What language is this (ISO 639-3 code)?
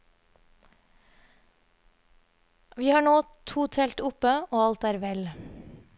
nor